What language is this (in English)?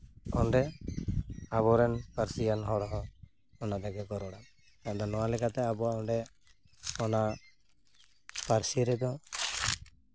Santali